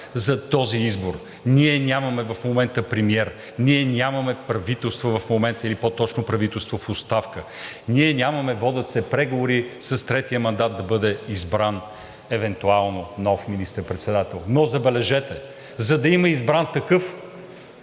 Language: Bulgarian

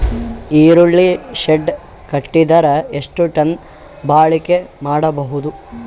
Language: Kannada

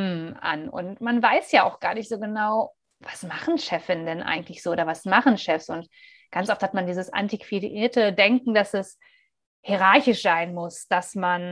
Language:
German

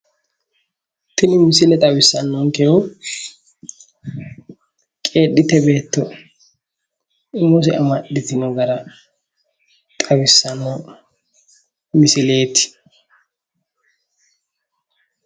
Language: Sidamo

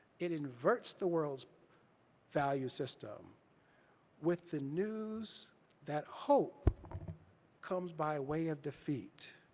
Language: English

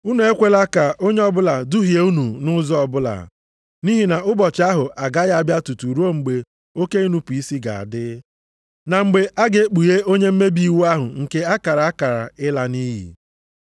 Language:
Igbo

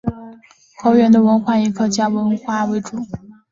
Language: Chinese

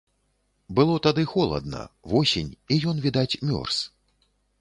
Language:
Belarusian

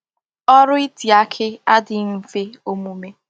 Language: Igbo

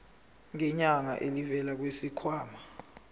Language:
Zulu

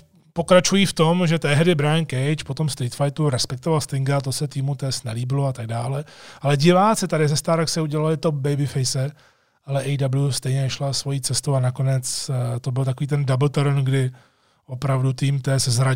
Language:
Czech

